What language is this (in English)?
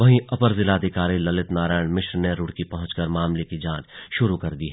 Hindi